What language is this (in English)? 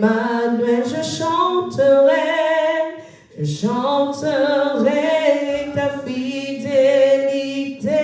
French